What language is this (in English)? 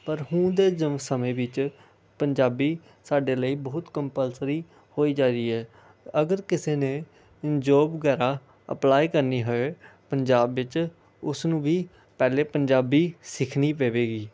Punjabi